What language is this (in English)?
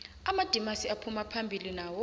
South Ndebele